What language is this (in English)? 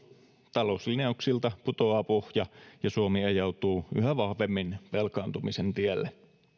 Finnish